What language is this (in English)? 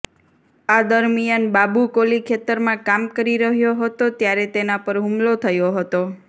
Gujarati